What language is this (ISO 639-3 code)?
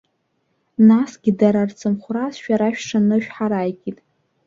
abk